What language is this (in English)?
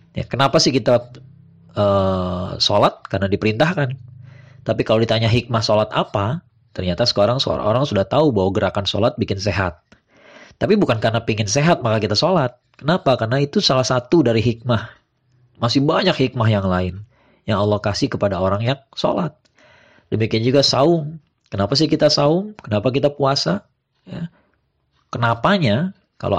Indonesian